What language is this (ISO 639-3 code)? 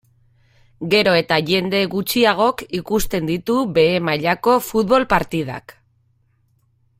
eus